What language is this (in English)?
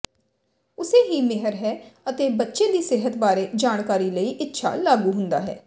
Punjabi